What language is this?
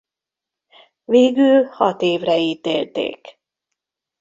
Hungarian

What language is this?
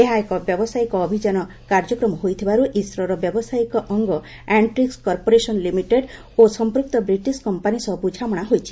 Odia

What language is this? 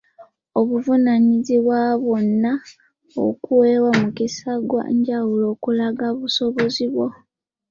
Ganda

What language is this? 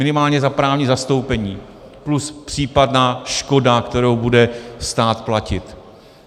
Czech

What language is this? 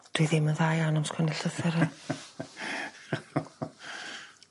Welsh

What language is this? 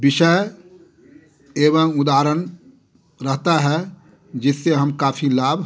Hindi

